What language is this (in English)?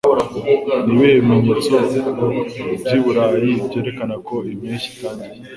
Kinyarwanda